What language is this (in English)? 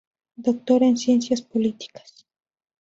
Spanish